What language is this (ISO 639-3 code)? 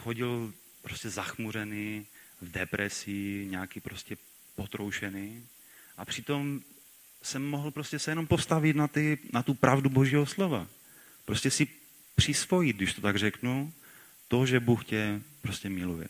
ces